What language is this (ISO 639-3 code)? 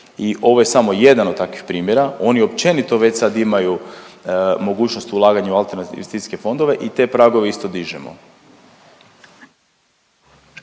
hrv